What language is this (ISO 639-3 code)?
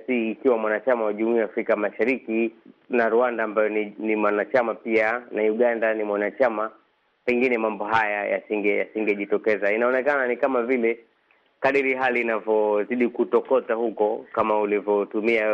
swa